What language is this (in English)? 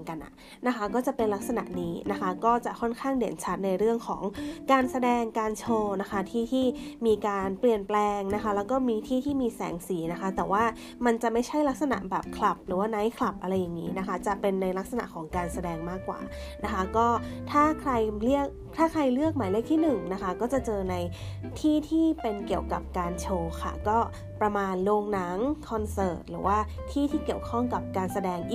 Thai